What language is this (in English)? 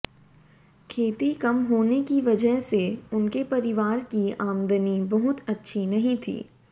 Hindi